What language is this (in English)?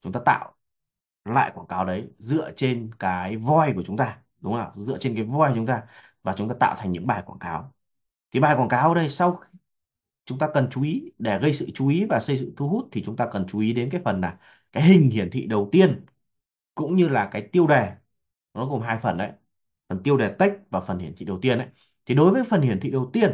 Vietnamese